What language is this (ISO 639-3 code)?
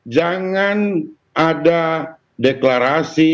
ind